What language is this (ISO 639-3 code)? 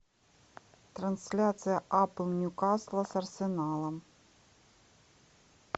rus